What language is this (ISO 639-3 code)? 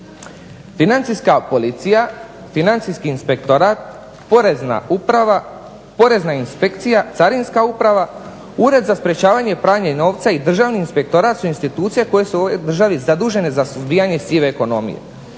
hrv